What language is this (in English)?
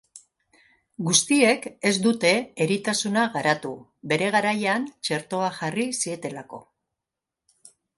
Basque